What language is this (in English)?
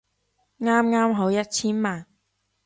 Cantonese